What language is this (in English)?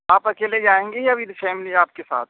Urdu